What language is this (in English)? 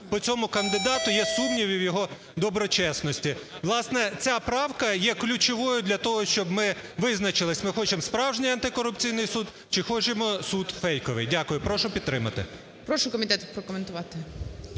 Ukrainian